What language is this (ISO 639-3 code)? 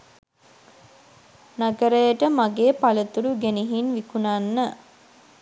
sin